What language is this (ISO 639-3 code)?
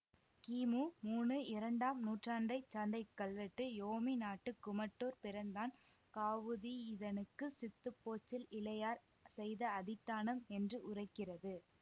tam